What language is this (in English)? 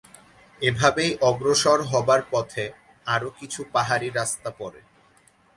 Bangla